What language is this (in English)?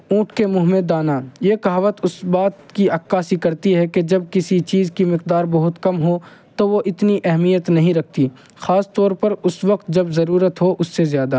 Urdu